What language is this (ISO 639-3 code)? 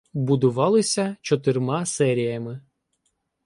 ukr